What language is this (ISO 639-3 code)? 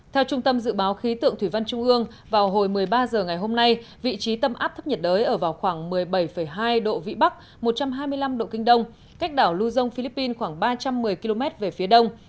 vie